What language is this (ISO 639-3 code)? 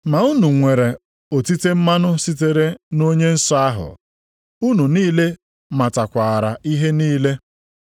ibo